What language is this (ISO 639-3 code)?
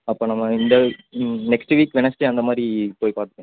tam